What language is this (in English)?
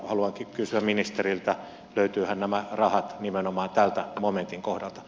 Finnish